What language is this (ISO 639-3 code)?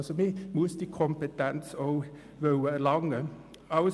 gsw